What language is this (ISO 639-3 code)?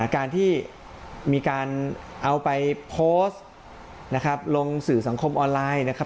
tha